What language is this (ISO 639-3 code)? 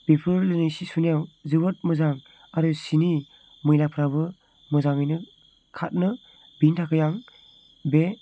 brx